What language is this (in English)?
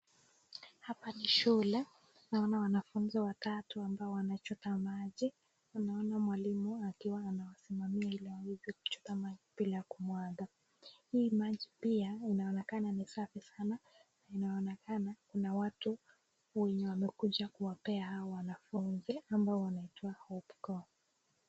Swahili